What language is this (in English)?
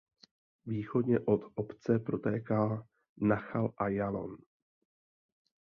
Czech